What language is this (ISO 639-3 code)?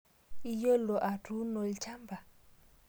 mas